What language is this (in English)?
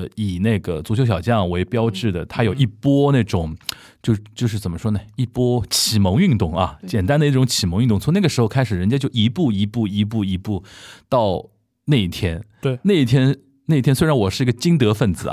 Chinese